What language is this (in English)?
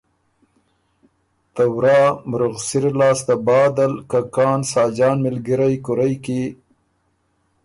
Ormuri